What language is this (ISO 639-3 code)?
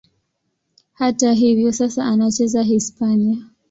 swa